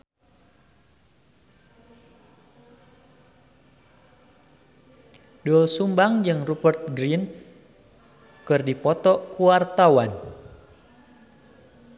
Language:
Sundanese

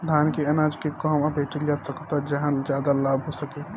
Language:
Bhojpuri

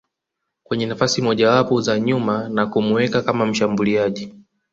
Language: Swahili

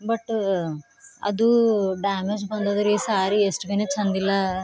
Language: Kannada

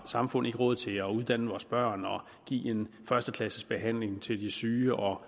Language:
Danish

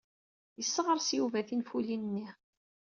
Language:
Kabyle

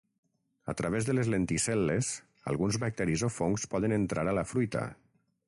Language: Catalan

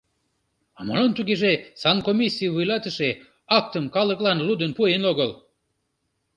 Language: Mari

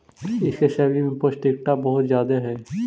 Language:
Magahi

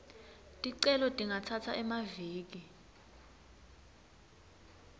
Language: Swati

